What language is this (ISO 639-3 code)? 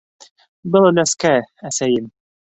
bak